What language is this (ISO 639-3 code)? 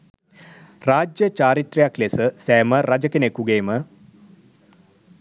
sin